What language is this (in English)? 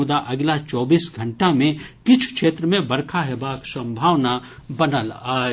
Maithili